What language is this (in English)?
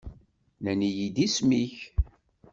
Kabyle